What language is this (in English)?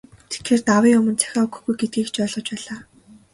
Mongolian